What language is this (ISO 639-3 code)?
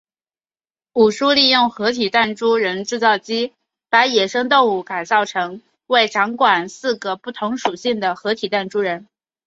zho